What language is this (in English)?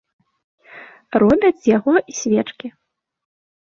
Belarusian